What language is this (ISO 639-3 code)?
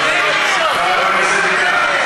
heb